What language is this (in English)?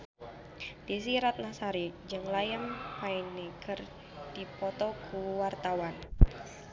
Sundanese